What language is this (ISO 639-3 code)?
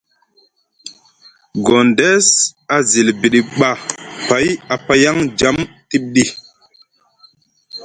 mug